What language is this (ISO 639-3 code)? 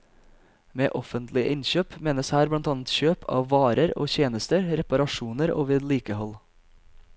nor